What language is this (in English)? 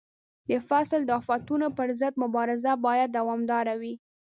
Pashto